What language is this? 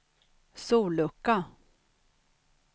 Swedish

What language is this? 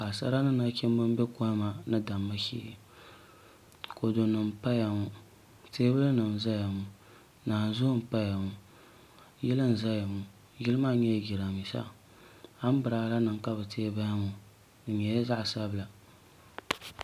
Dagbani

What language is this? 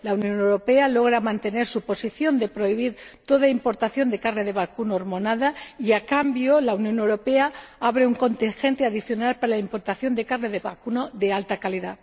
Spanish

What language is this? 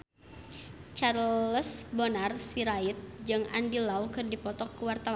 Sundanese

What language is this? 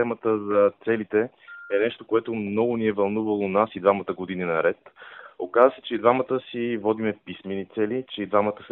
Bulgarian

